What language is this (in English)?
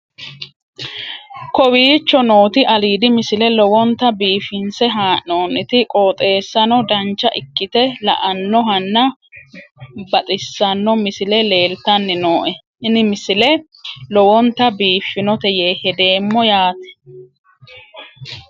Sidamo